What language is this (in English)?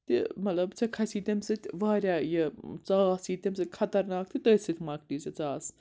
Kashmiri